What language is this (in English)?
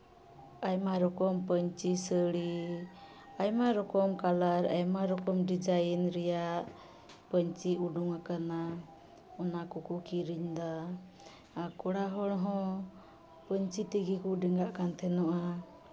Santali